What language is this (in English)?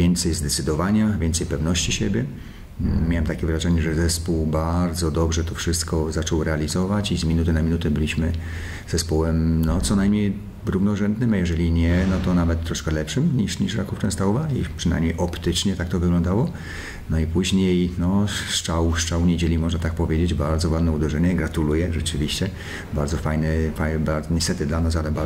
Polish